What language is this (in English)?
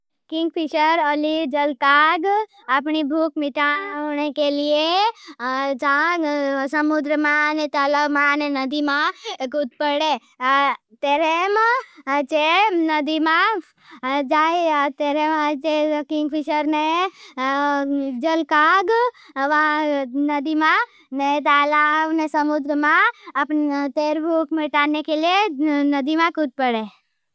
Bhili